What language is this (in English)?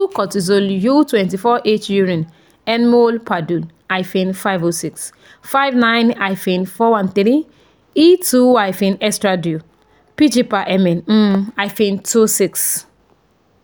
Yoruba